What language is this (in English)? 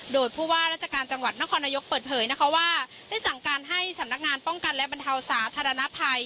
Thai